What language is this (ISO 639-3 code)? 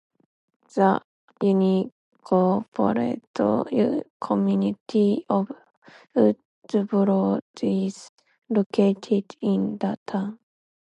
eng